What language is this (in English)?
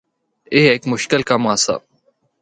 Northern Hindko